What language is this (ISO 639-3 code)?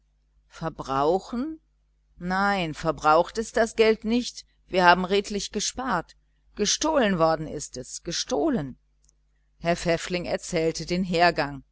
deu